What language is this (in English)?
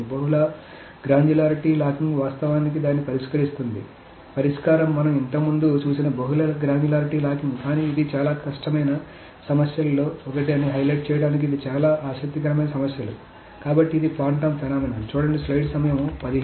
Telugu